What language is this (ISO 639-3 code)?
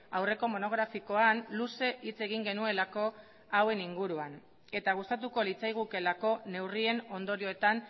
eus